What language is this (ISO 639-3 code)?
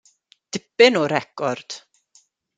cym